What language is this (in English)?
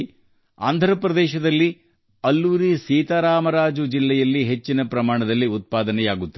Kannada